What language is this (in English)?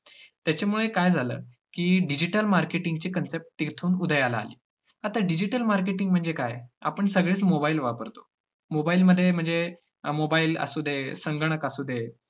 Marathi